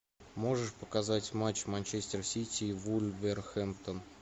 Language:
Russian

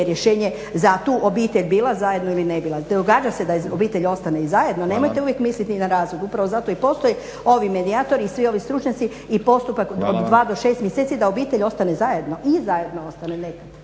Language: Croatian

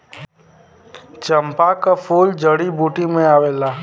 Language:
Bhojpuri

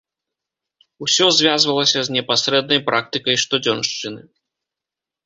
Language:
Belarusian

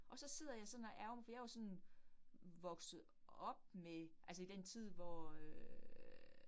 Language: Danish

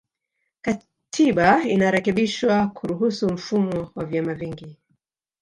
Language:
Swahili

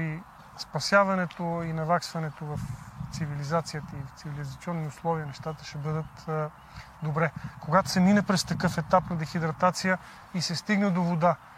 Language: Bulgarian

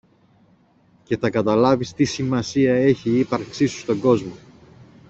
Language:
Greek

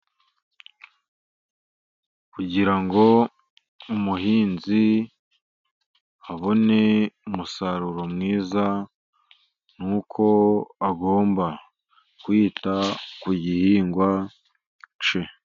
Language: Kinyarwanda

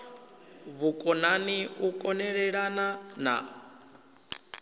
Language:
Venda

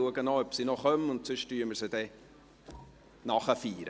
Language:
Swiss German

